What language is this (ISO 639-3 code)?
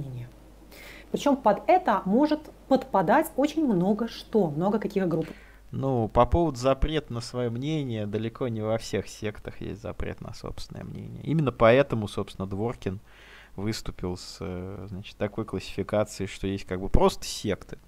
rus